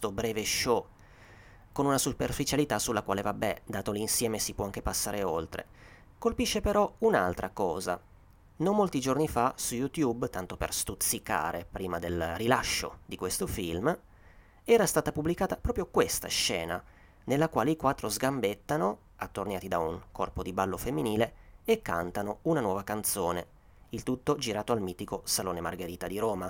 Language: Italian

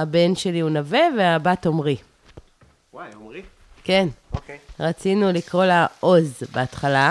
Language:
Hebrew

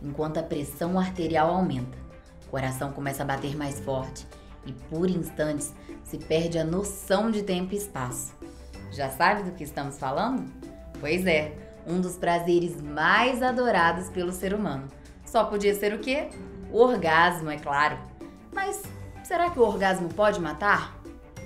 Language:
Portuguese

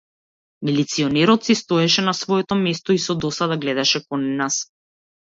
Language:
Macedonian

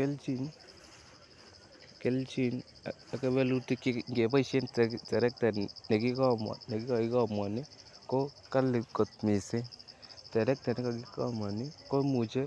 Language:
Kalenjin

